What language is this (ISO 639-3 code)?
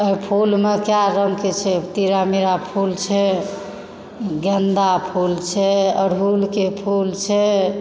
mai